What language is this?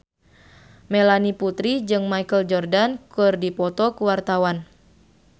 Sundanese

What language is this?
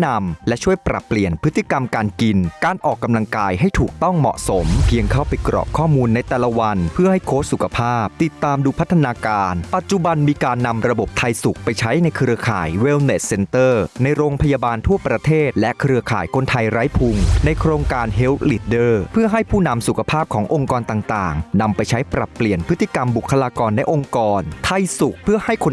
Thai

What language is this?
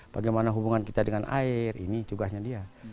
Indonesian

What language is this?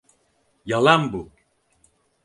Turkish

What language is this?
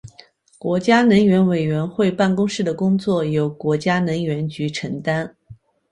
Chinese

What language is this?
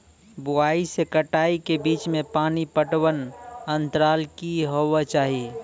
Maithili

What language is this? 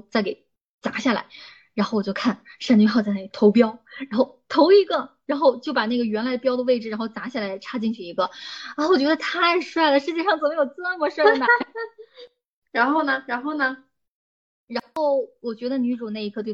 Chinese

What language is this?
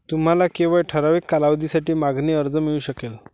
Marathi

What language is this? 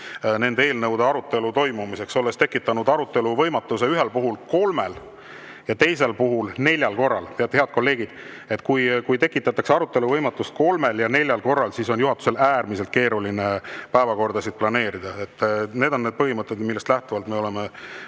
Estonian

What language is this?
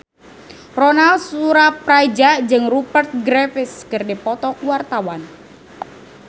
Sundanese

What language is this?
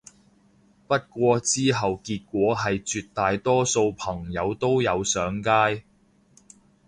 Cantonese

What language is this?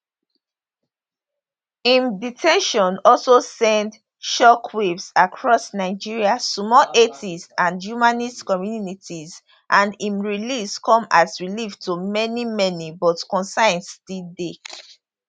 Nigerian Pidgin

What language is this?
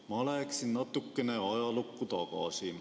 Estonian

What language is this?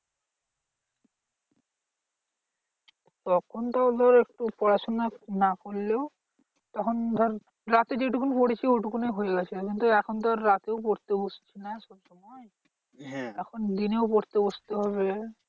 Bangla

